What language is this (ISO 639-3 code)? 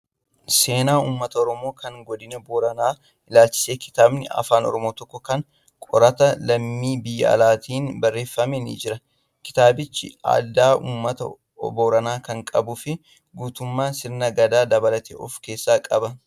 orm